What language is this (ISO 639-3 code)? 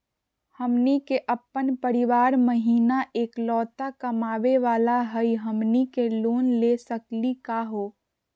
mag